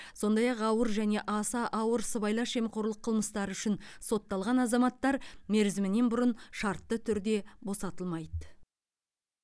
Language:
Kazakh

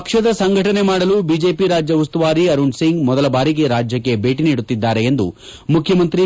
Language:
Kannada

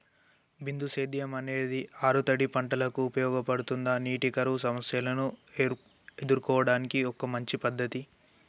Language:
Telugu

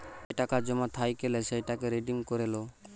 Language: Bangla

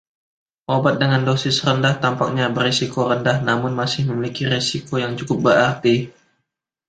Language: Indonesian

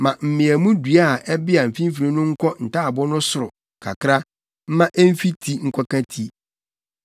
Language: Akan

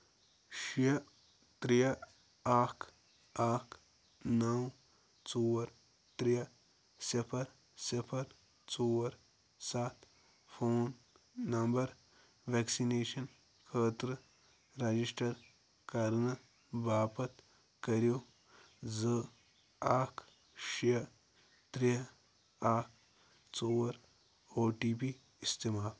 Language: Kashmiri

